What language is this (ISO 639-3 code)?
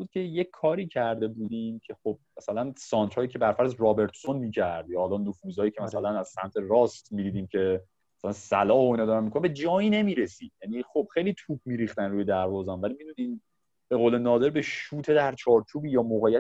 fas